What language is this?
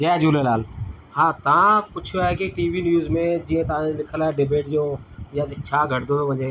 Sindhi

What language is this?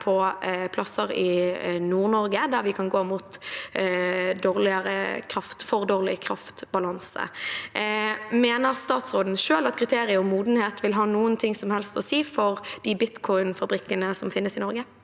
Norwegian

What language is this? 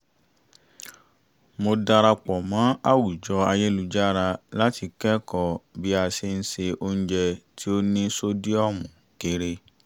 Yoruba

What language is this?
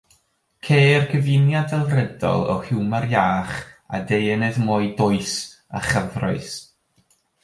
Welsh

